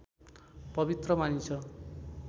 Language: Nepali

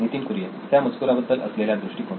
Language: Marathi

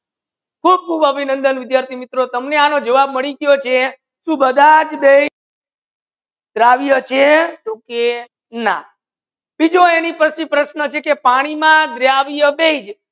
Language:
Gujarati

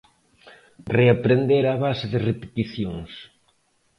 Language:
Galician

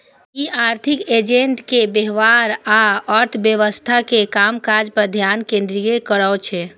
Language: Maithili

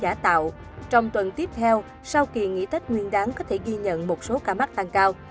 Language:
Vietnamese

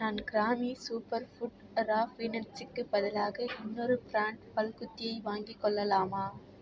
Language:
Tamil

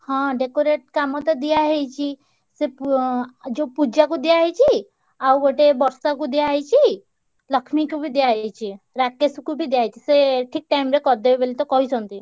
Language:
Odia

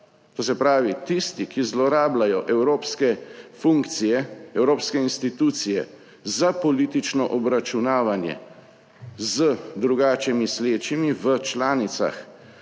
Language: Slovenian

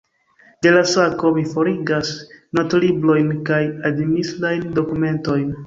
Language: Esperanto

